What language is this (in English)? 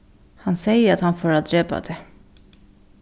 Faroese